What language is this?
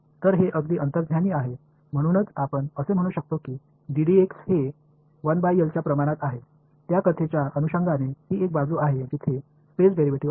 Marathi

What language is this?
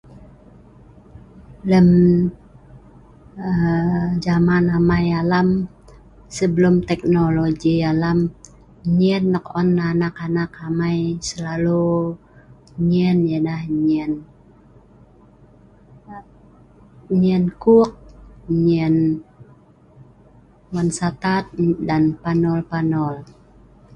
Sa'ban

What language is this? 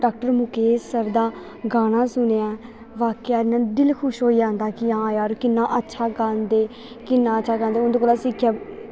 Dogri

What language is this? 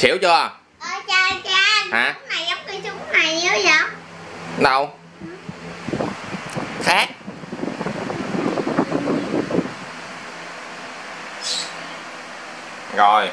Vietnamese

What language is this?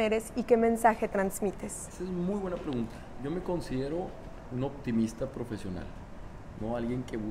Spanish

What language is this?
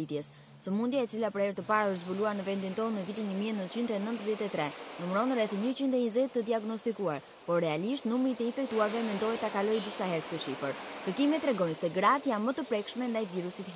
Romanian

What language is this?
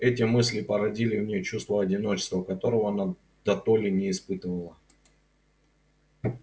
Russian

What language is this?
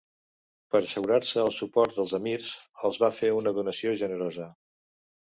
Catalan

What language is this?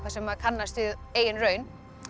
Icelandic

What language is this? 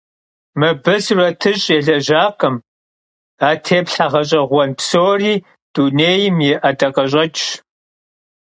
Kabardian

